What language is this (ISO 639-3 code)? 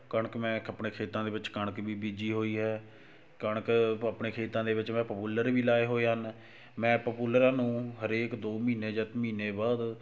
pan